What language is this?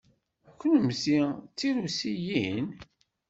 Kabyle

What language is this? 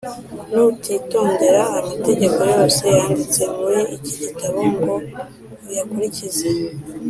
Kinyarwanda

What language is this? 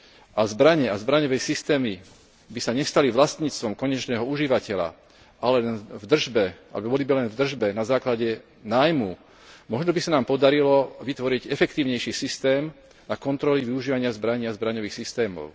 Slovak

